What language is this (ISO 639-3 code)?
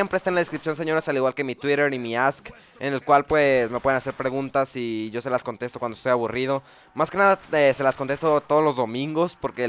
spa